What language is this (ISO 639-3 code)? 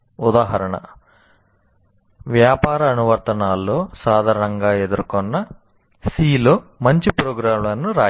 tel